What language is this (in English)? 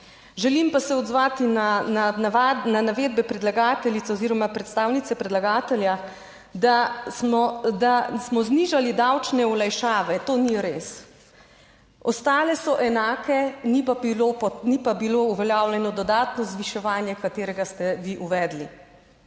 Slovenian